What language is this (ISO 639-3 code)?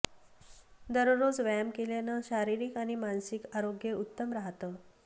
mar